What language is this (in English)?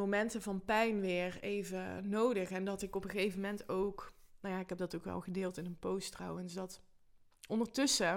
Dutch